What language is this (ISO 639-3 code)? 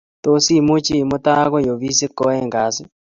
kln